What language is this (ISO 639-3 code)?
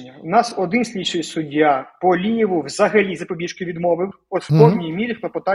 ukr